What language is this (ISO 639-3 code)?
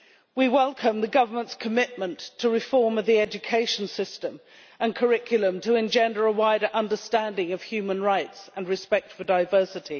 eng